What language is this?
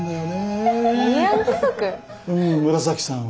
Japanese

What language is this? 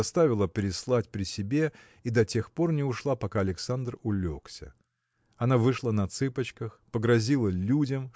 Russian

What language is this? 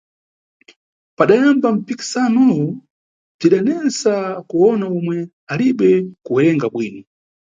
Nyungwe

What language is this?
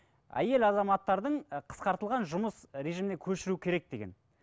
Kazakh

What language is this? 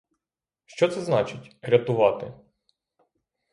Ukrainian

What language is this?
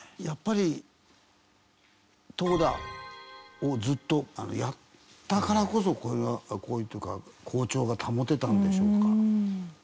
Japanese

